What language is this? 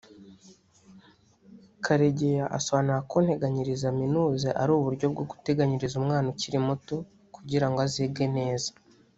Kinyarwanda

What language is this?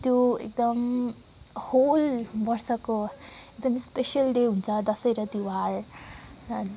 Nepali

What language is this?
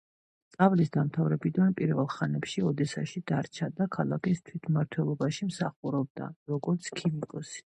Georgian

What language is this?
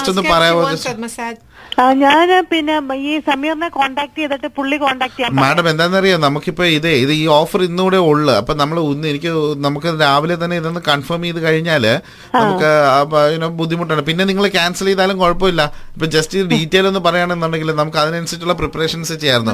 Malayalam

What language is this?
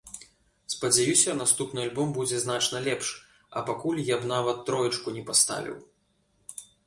Belarusian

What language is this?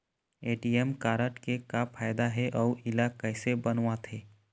Chhattisgarhi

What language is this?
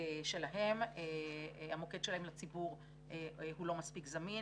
Hebrew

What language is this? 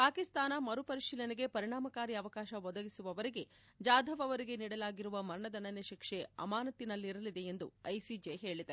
Kannada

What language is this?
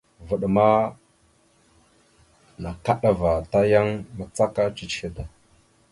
Mada (Cameroon)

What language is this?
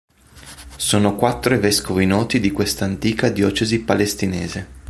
Italian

